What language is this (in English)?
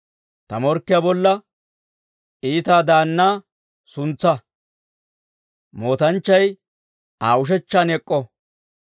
Dawro